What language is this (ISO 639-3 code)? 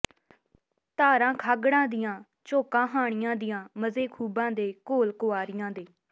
pan